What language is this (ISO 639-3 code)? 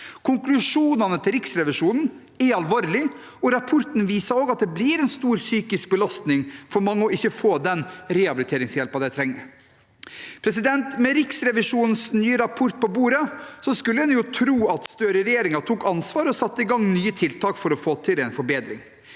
nor